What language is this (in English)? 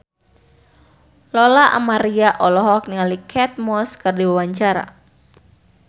Sundanese